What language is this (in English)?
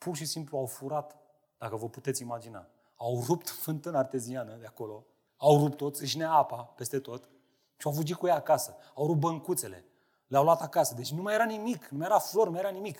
Romanian